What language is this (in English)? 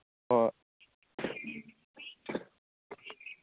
Manipuri